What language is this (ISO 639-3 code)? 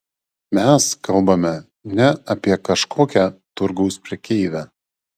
lit